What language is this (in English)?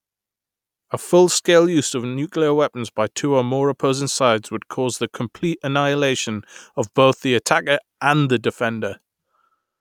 English